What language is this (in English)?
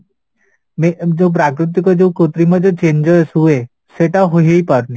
Odia